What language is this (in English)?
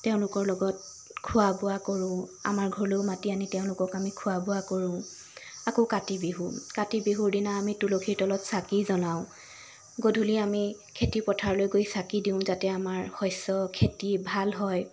Assamese